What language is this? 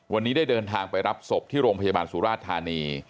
Thai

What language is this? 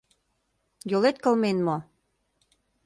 Mari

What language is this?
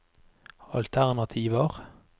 Norwegian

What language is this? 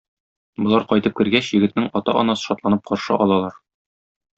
Tatar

